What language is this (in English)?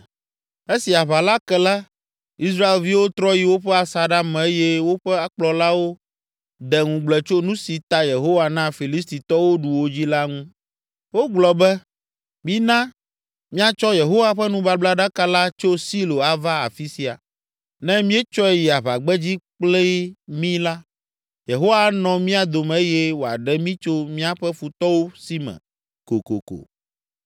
Ewe